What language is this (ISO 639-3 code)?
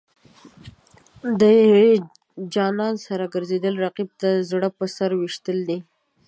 pus